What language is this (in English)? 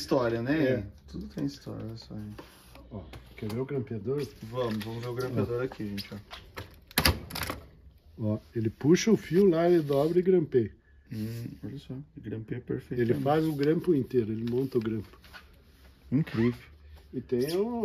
Portuguese